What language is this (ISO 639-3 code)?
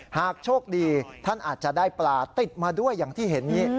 tha